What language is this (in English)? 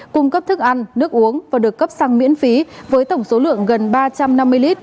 Vietnamese